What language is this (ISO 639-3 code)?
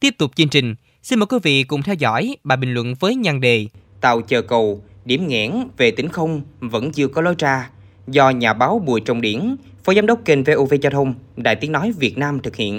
vie